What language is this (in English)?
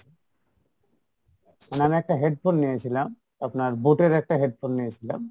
Bangla